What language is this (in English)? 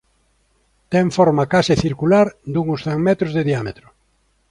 Galician